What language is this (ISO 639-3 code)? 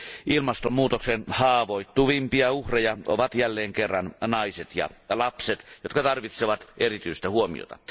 fin